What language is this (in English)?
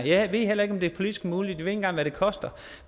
Danish